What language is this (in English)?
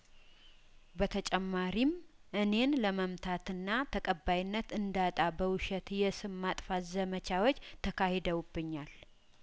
Amharic